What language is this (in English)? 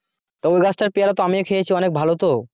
Bangla